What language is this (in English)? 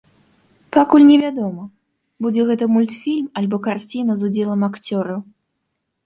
Belarusian